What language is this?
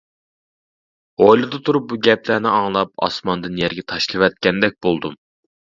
Uyghur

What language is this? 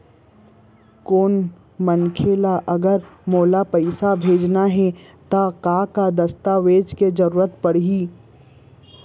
Chhattisgarhi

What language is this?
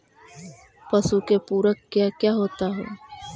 Magahi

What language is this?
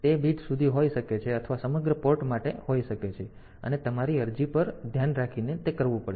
Gujarati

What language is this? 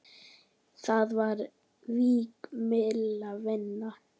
Icelandic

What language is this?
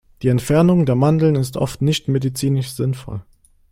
German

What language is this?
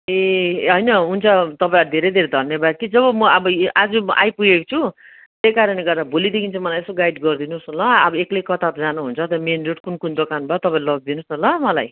Nepali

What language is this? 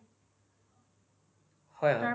Assamese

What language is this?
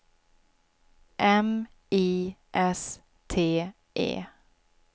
Swedish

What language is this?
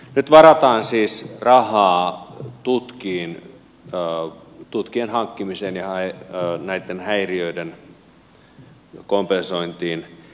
Finnish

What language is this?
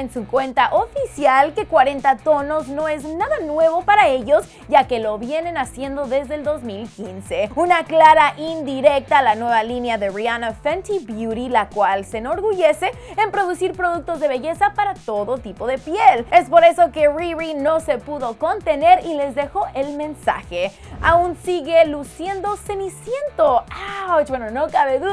Spanish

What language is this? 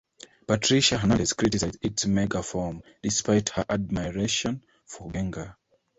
English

